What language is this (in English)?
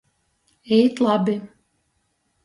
Latgalian